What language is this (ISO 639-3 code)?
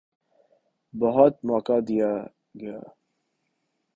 urd